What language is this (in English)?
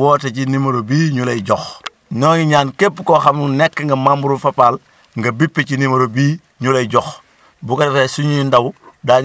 Wolof